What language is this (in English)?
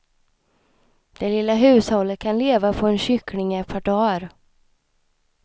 Swedish